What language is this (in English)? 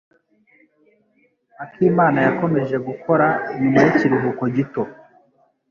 Kinyarwanda